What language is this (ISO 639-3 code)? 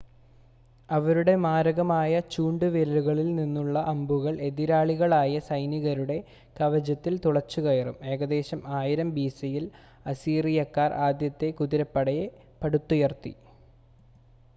mal